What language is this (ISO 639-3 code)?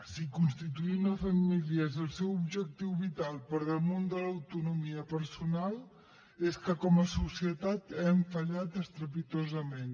cat